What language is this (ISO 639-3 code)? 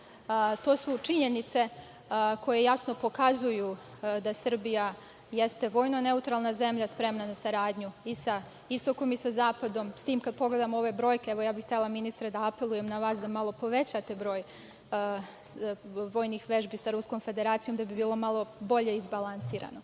srp